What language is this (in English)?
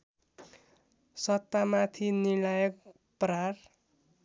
Nepali